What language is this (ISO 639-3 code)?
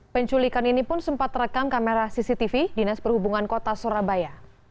ind